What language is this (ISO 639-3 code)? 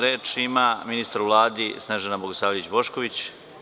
srp